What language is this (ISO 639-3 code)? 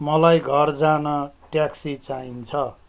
nep